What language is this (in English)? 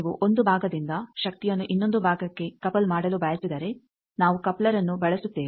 Kannada